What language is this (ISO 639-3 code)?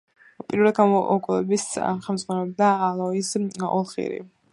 kat